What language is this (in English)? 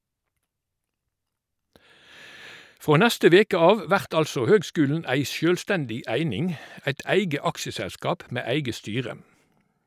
Norwegian